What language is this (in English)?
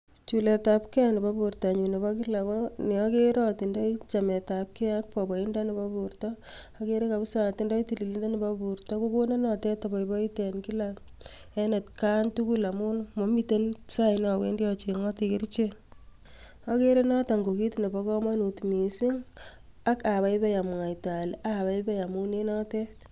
Kalenjin